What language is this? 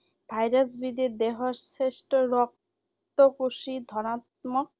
Assamese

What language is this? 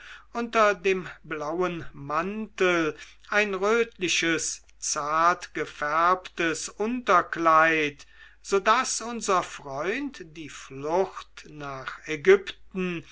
German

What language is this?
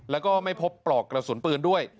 Thai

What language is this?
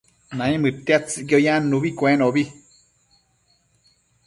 Matsés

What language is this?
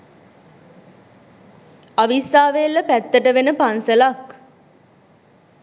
Sinhala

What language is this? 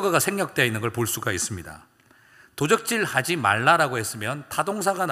Korean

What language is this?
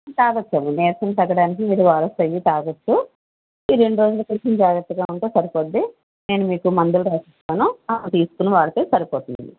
Telugu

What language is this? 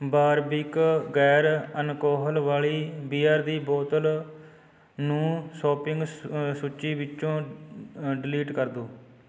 Punjabi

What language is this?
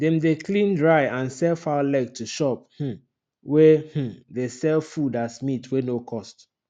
Nigerian Pidgin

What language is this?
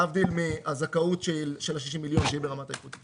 Hebrew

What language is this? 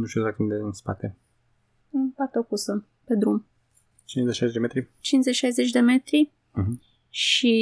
Romanian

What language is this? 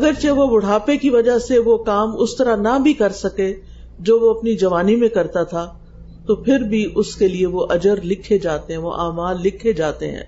Urdu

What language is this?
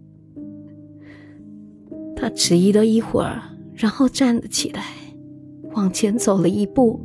Chinese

